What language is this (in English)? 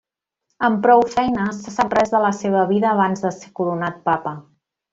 Catalan